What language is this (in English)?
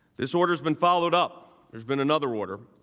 English